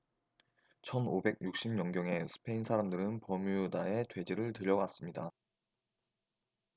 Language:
Korean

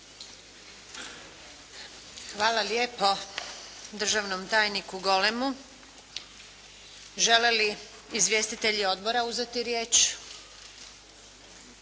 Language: Croatian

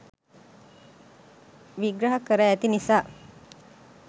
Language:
Sinhala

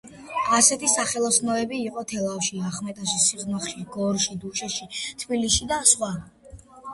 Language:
Georgian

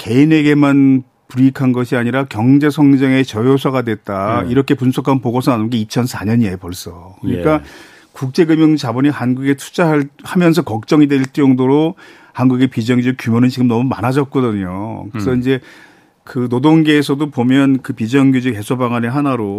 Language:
Korean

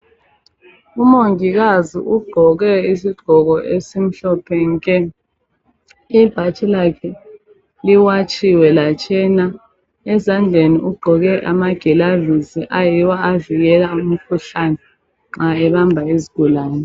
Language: North Ndebele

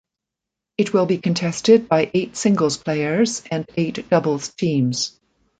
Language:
English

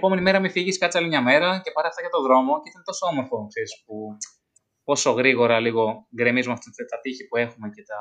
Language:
Greek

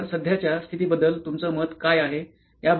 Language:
Marathi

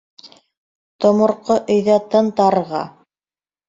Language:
Bashkir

